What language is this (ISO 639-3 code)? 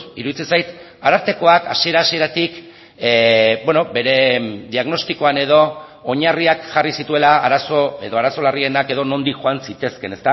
eus